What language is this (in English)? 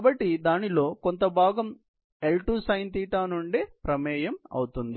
Telugu